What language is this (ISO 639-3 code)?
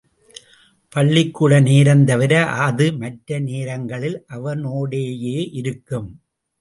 tam